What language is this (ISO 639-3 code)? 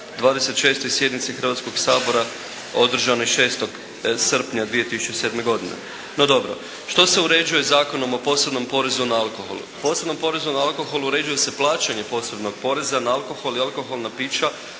hrv